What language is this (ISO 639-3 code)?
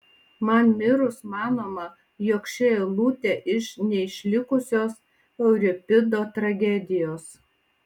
lit